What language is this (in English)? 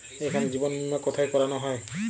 Bangla